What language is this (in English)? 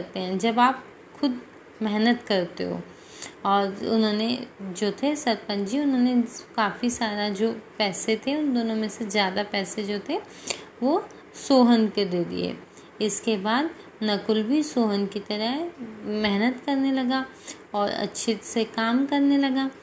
Hindi